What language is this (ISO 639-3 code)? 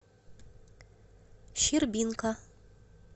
rus